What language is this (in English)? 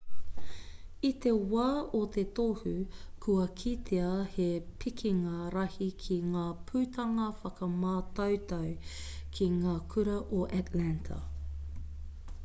Māori